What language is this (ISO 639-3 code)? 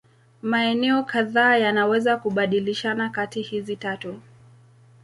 swa